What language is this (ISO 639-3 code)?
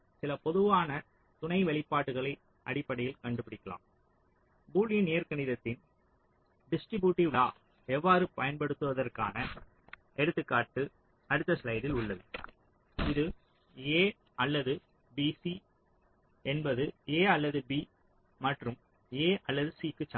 tam